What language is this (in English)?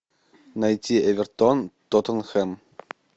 Russian